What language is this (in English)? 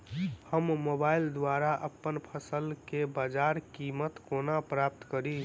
Maithili